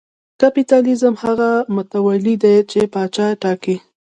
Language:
Pashto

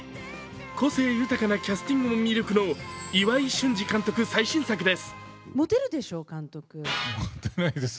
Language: Japanese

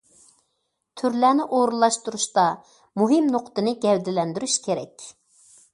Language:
Uyghur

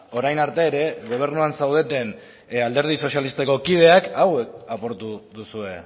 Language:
Basque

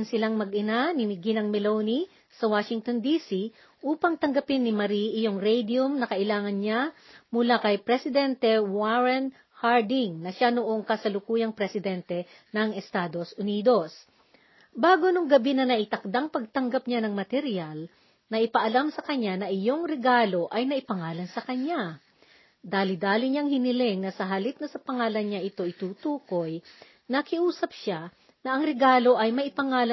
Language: Filipino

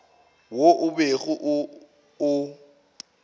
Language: Northern Sotho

